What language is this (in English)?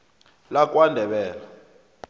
South Ndebele